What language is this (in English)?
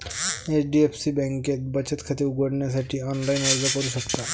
Marathi